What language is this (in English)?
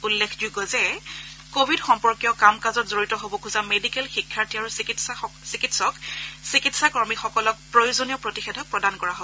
Assamese